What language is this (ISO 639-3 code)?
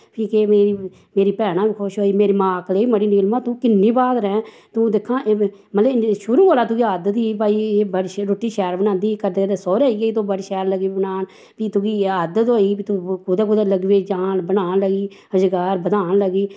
doi